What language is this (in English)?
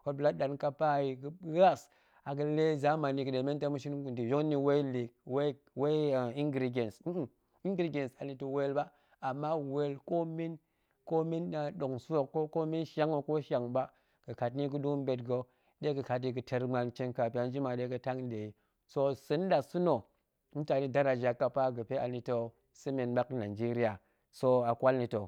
Goemai